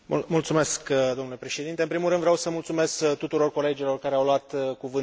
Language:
Romanian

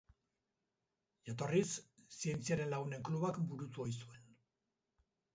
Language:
Basque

